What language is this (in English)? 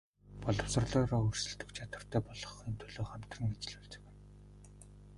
Mongolian